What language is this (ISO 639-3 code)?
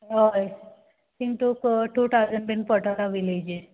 kok